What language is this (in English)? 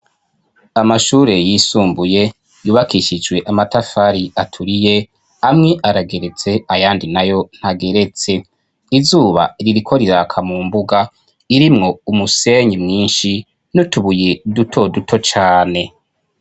Rundi